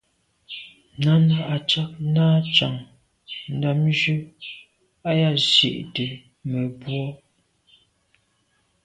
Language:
Medumba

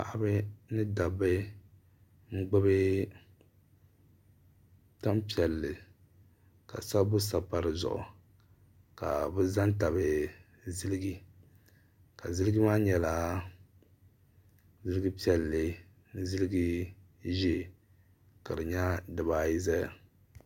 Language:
Dagbani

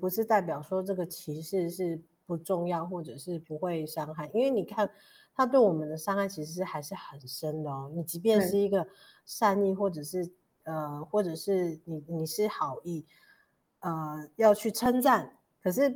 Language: Chinese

